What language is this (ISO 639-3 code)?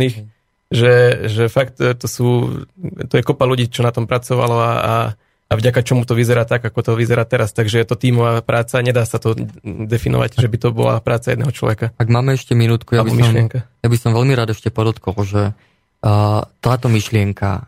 slk